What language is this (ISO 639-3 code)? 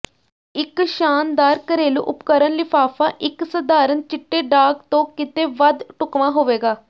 pan